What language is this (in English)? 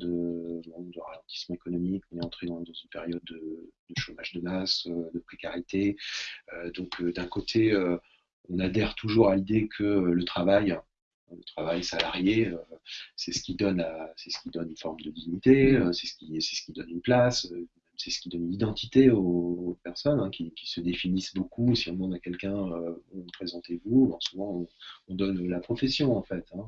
French